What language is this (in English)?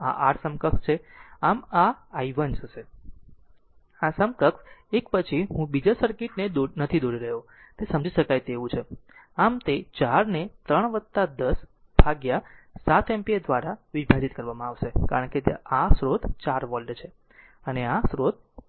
Gujarati